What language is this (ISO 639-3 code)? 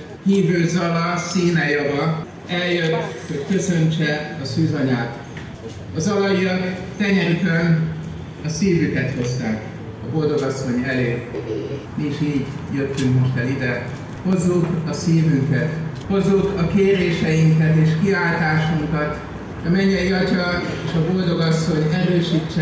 hun